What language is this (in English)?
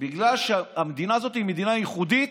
Hebrew